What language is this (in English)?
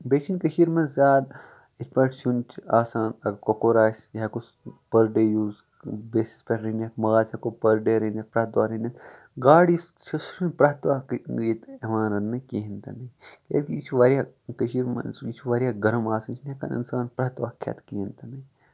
Kashmiri